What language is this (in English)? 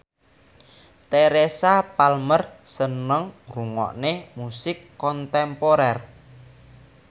Javanese